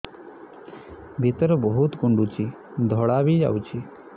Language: Odia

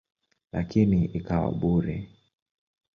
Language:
Swahili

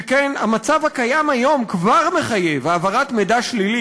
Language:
Hebrew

